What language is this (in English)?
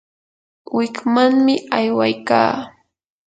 Yanahuanca Pasco Quechua